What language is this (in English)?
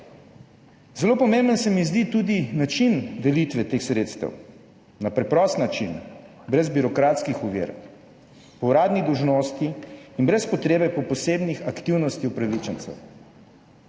Slovenian